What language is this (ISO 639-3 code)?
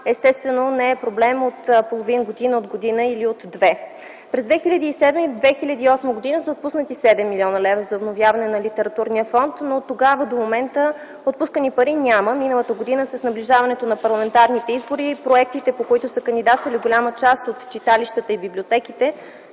bul